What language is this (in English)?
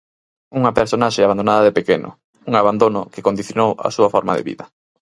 Galician